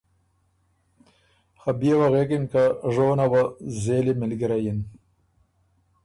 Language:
Ormuri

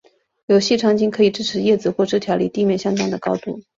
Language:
Chinese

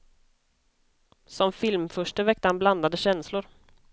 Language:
Swedish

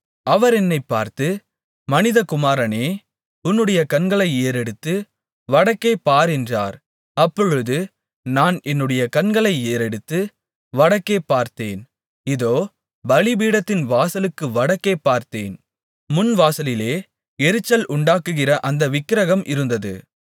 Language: Tamil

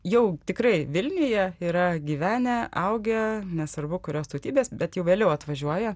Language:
Lithuanian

